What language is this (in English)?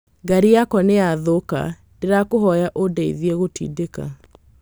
Kikuyu